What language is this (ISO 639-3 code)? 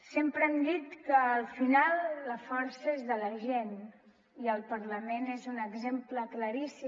cat